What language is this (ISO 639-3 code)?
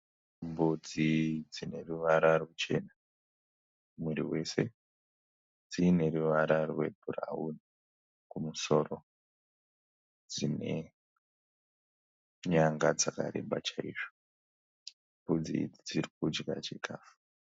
sna